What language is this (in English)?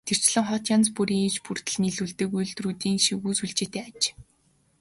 Mongolian